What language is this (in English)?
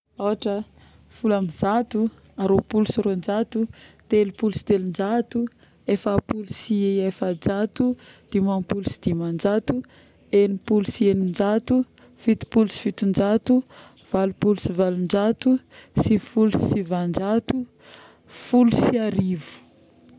Northern Betsimisaraka Malagasy